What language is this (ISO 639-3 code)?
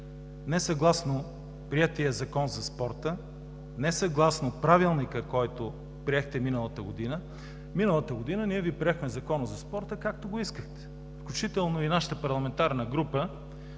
bul